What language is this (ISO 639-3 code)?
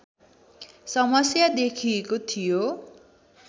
nep